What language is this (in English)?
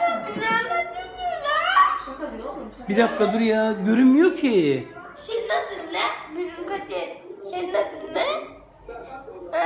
Turkish